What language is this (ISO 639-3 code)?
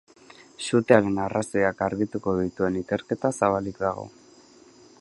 eus